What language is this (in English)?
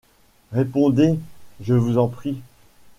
French